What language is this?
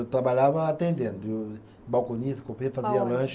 Portuguese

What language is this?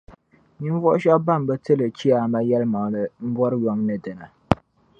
Dagbani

